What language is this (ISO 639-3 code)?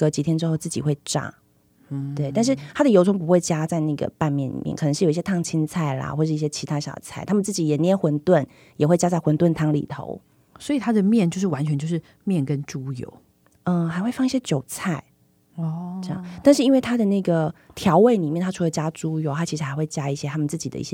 zho